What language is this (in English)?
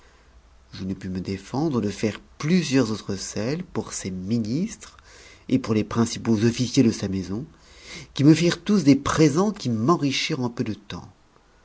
French